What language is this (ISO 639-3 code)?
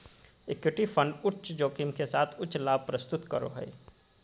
mag